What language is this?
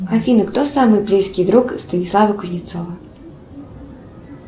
Russian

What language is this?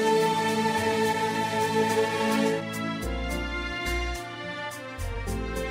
Swahili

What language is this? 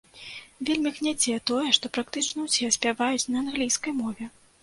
Belarusian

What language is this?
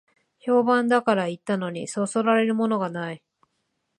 Japanese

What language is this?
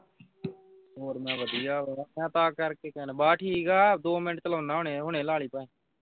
Punjabi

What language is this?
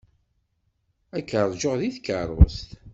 Kabyle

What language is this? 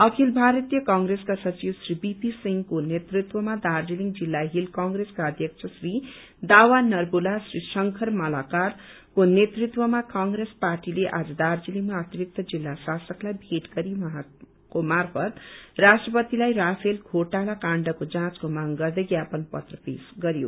Nepali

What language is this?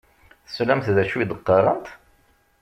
Kabyle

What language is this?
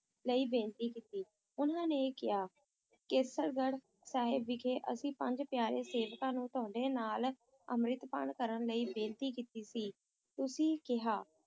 Punjabi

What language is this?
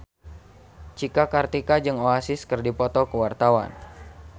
Sundanese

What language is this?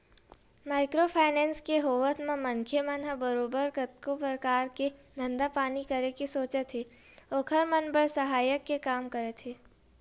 Chhattisgarhi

